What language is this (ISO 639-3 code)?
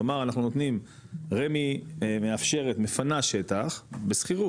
heb